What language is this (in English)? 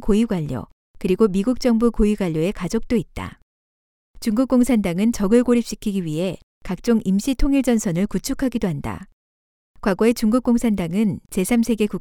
Korean